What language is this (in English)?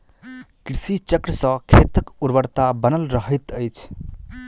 Maithili